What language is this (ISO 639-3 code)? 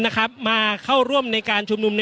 tha